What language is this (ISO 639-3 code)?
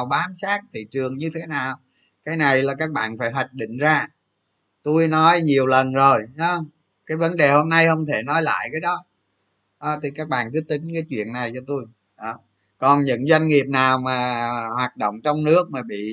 vie